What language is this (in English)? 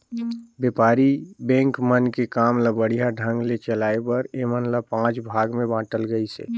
Chhattisgarhi